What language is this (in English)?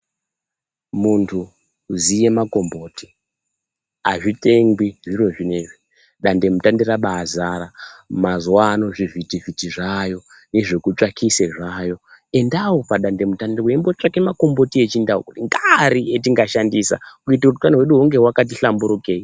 Ndau